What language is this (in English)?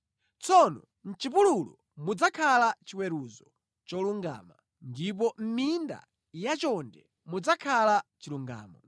Nyanja